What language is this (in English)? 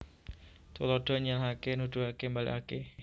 Javanese